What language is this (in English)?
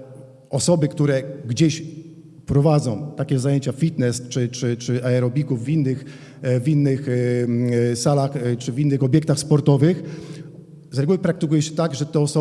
Polish